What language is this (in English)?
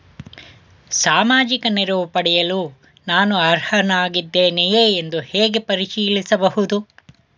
Kannada